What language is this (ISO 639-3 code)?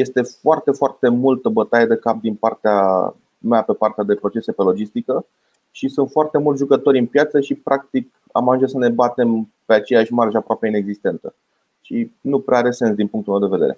ron